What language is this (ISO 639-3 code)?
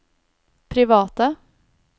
nor